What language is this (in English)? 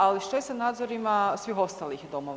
Croatian